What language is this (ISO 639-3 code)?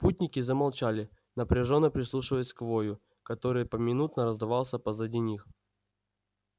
rus